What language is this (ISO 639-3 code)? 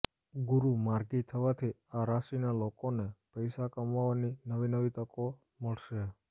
guj